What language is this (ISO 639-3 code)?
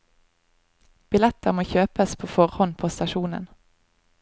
nor